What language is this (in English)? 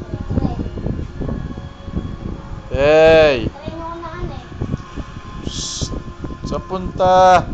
Filipino